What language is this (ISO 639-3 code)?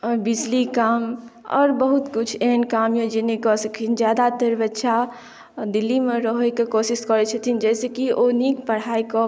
mai